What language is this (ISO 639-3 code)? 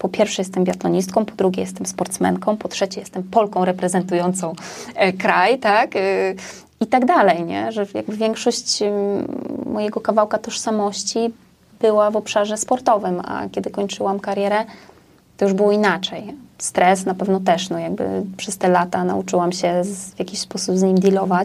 pol